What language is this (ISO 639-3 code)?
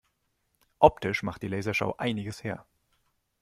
deu